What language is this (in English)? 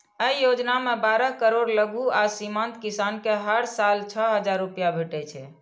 Maithili